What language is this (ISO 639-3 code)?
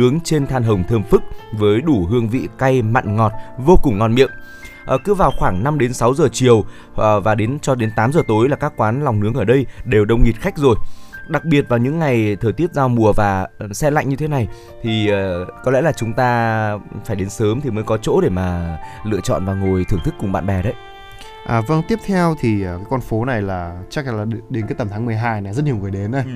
vie